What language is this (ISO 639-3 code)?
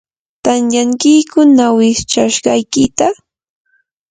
qur